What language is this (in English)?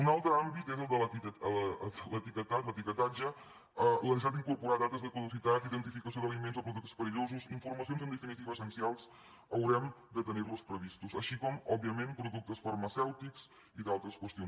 Catalan